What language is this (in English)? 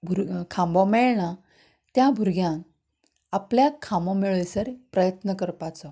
Konkani